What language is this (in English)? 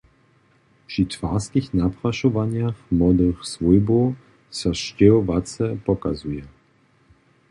Upper Sorbian